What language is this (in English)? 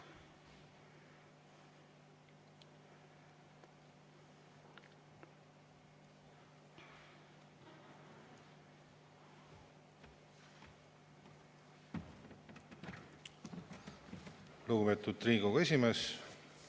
Estonian